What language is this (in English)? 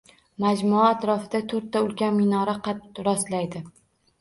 Uzbek